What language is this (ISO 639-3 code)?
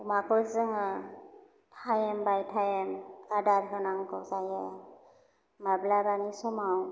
brx